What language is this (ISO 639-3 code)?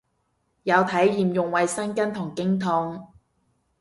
yue